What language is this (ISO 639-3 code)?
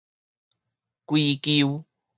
nan